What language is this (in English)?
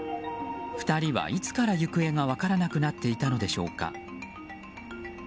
Japanese